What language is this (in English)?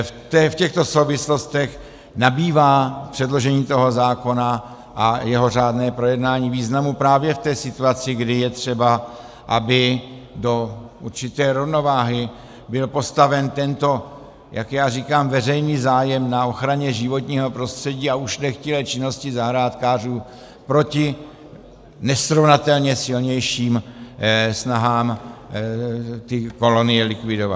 Czech